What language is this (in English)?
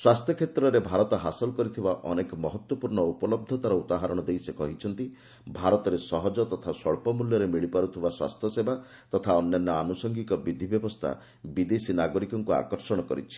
Odia